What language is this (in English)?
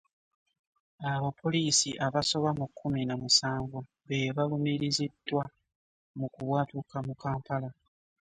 Ganda